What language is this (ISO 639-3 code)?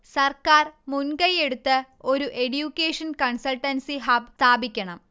mal